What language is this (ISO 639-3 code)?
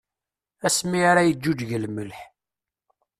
kab